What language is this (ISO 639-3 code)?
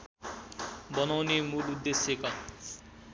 nep